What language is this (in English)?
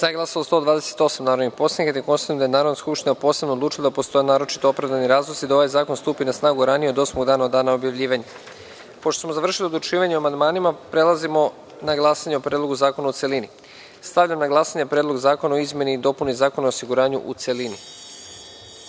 Serbian